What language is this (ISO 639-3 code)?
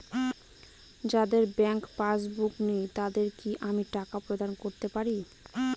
ben